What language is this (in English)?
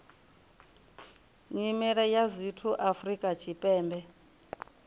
Venda